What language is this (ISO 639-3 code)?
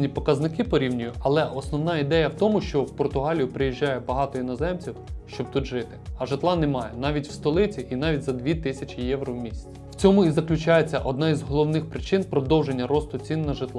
ukr